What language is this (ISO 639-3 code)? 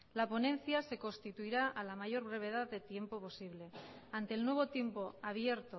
spa